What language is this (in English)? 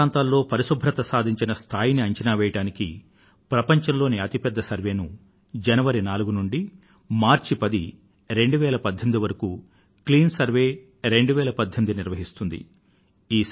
Telugu